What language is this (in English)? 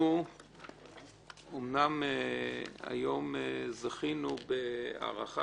Hebrew